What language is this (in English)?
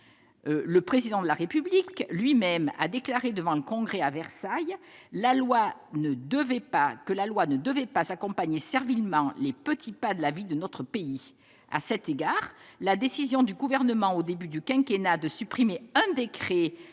French